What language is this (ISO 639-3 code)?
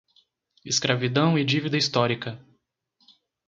por